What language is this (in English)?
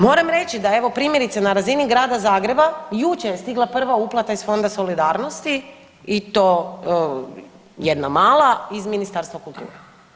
Croatian